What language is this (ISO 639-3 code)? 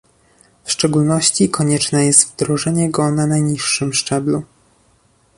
pol